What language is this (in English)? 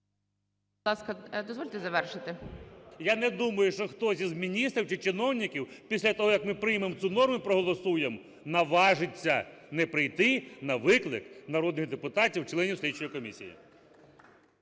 Ukrainian